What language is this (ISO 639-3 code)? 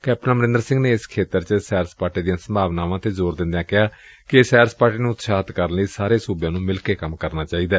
pan